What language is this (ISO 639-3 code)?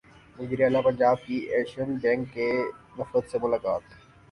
urd